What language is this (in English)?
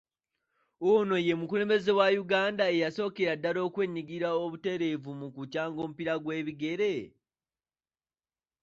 Ganda